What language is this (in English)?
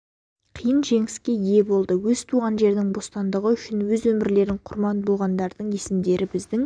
Kazakh